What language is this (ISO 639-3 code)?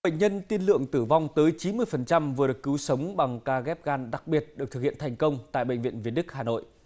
vie